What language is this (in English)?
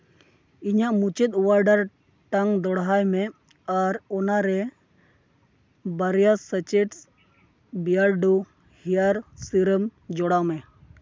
Santali